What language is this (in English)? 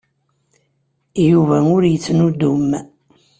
Kabyle